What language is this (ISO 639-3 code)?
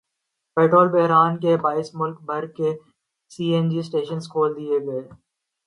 urd